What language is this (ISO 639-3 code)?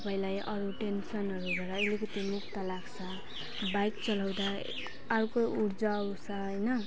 nep